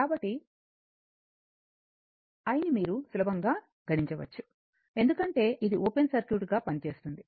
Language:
Telugu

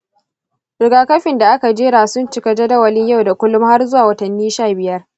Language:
Hausa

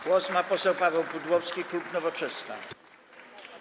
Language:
Polish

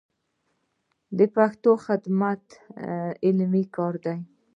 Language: Pashto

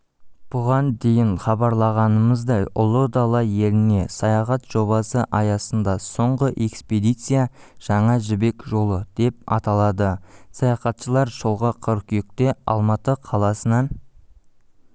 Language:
Kazakh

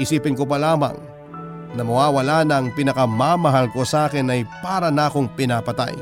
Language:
Filipino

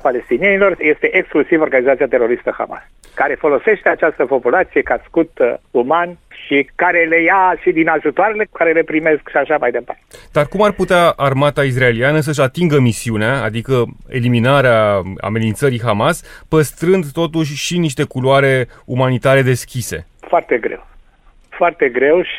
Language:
Romanian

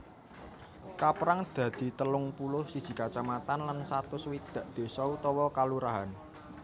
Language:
Javanese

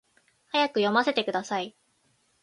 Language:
Japanese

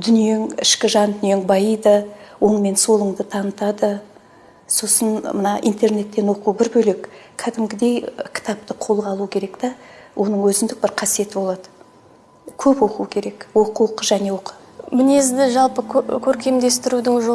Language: Turkish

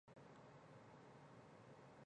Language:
Chinese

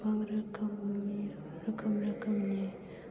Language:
Bodo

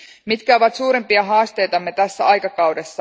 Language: Finnish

